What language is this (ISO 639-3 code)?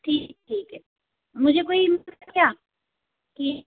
hin